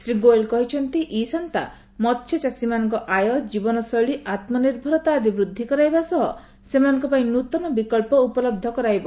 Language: Odia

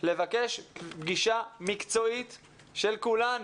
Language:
Hebrew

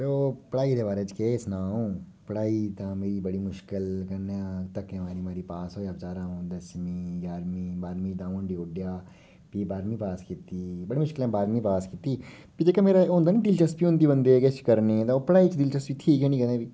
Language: Dogri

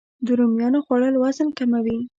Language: Pashto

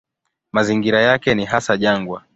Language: Swahili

